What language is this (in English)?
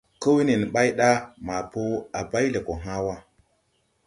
Tupuri